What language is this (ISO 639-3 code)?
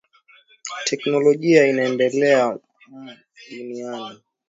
swa